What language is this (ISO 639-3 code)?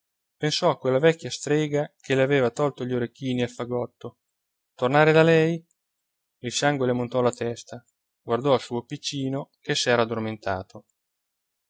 ita